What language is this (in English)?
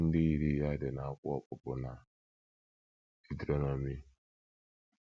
Igbo